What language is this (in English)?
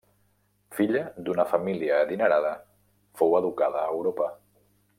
Catalan